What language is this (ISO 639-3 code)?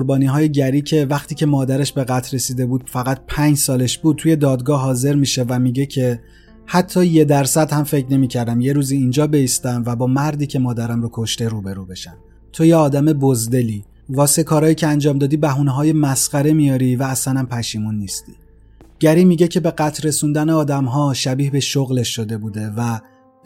fas